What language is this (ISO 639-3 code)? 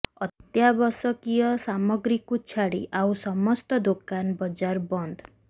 ori